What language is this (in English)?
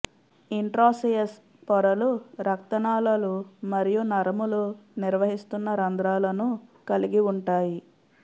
Telugu